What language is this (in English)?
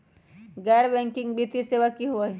Magahi